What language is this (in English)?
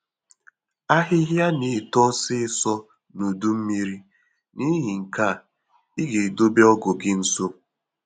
Igbo